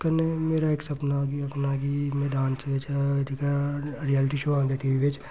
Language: Dogri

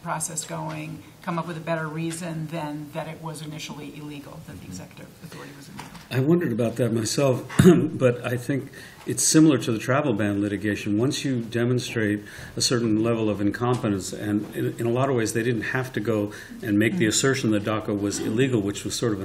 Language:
English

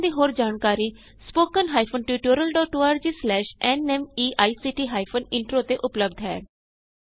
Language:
Punjabi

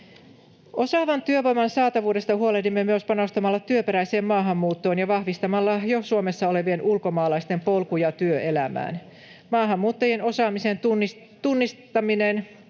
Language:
Finnish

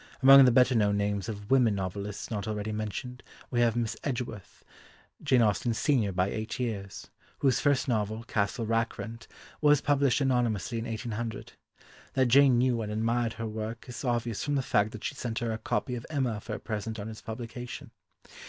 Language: English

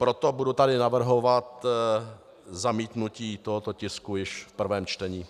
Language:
Czech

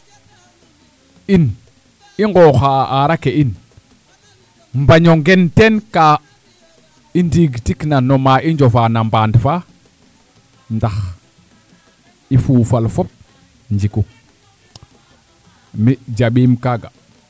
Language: Serer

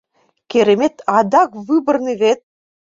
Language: Mari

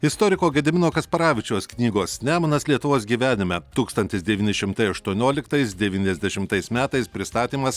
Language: Lithuanian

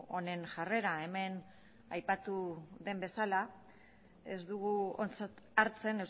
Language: Basque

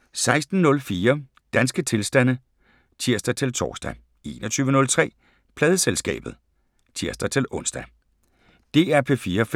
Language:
Danish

